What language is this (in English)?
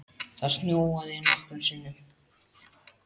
Icelandic